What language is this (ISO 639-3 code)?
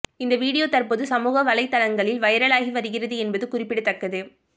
tam